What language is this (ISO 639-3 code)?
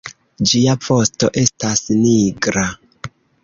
epo